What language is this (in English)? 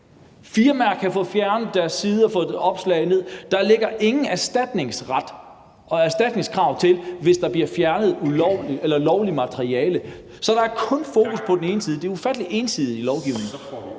Danish